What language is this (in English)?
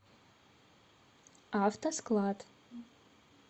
Russian